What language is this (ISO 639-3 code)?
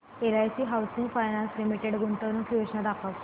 mar